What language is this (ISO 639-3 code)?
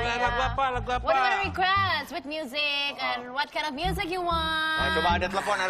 ind